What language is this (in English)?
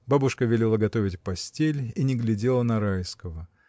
Russian